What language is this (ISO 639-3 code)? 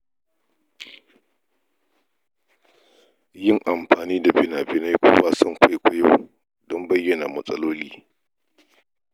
hau